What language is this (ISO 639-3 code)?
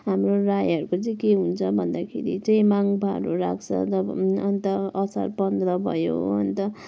nep